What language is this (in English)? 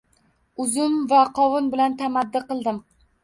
Uzbek